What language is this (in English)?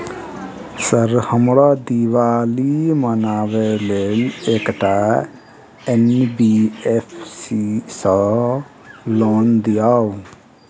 Maithili